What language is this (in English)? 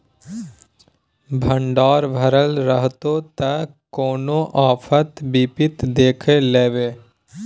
Maithili